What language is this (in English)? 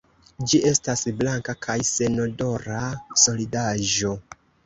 Esperanto